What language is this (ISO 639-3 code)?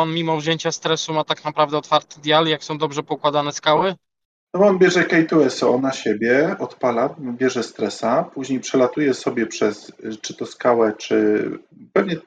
pol